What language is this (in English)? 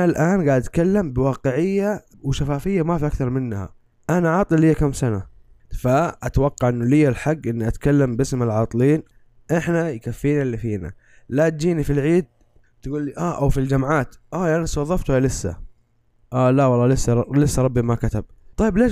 Arabic